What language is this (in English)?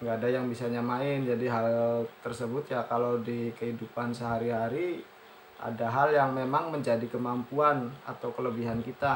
Indonesian